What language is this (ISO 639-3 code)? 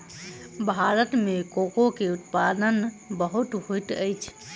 mai